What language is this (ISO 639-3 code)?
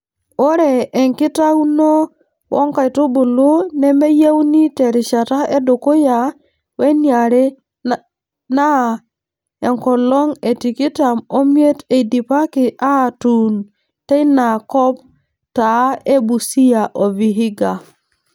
mas